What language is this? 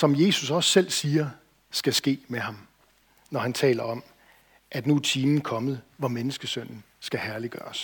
Danish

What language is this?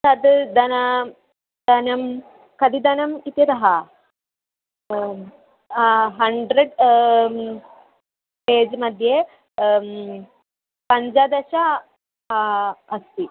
Sanskrit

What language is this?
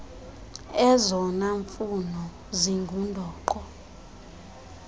Xhosa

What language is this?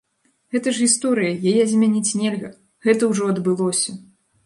Belarusian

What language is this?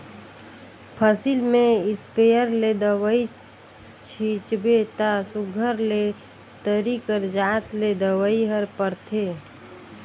Chhattisgarhi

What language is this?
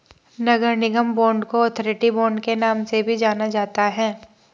Hindi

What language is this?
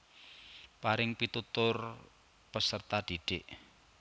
Javanese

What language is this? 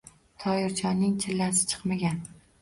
Uzbek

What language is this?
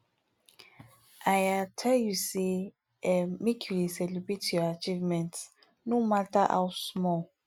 Nigerian Pidgin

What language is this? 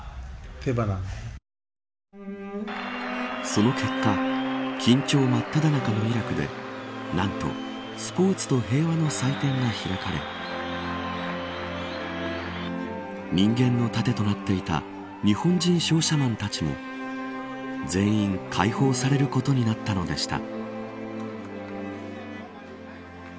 Japanese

